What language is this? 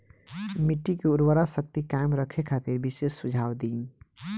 Bhojpuri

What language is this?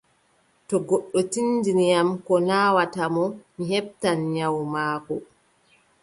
Adamawa Fulfulde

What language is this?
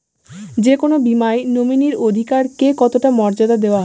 Bangla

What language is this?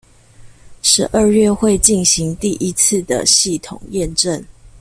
Chinese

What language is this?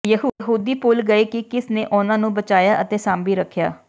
Punjabi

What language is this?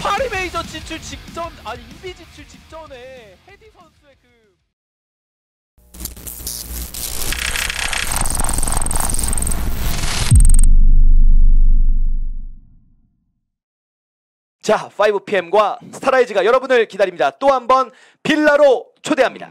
Korean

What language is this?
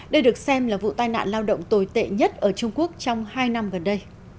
Vietnamese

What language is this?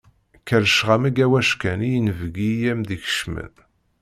Kabyle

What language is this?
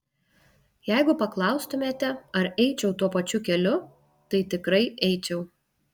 Lithuanian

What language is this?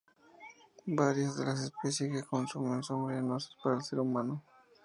Spanish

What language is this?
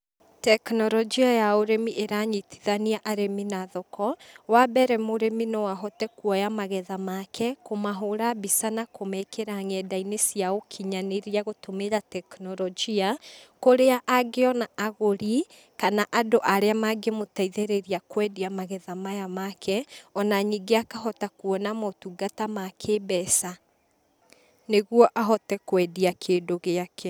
Kikuyu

